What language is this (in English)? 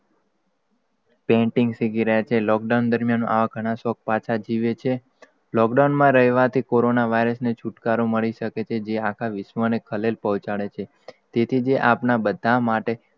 Gujarati